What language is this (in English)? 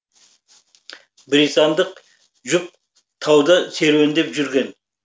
Kazakh